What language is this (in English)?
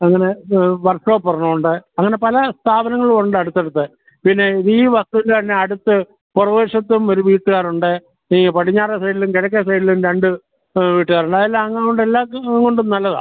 Malayalam